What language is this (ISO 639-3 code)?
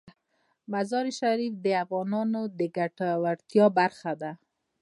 pus